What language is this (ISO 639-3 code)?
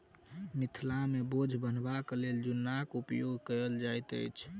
mai